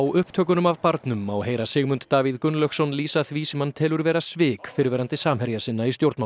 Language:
Icelandic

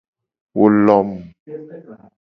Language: Gen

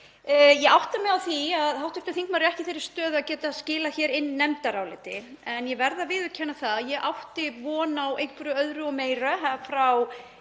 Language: Icelandic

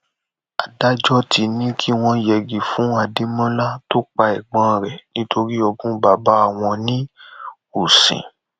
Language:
Yoruba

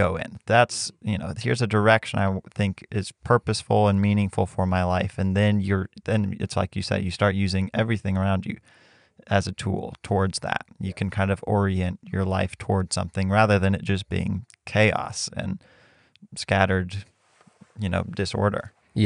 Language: English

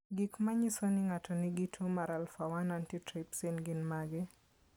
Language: Luo (Kenya and Tanzania)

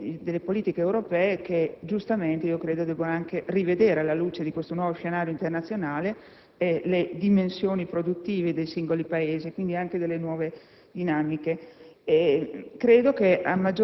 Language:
Italian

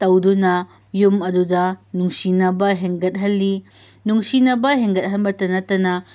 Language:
Manipuri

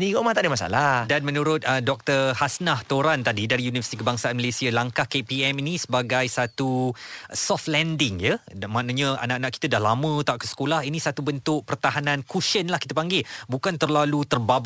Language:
Malay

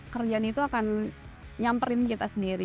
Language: Indonesian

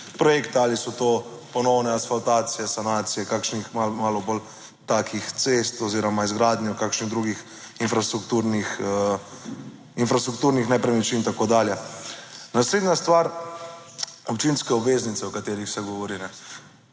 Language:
Slovenian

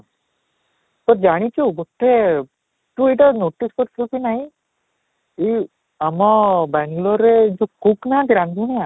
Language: Odia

